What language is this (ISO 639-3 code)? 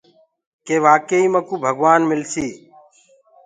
ggg